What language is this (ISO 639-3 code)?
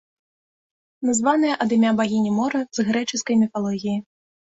bel